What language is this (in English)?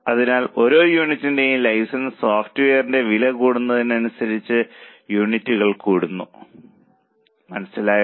Malayalam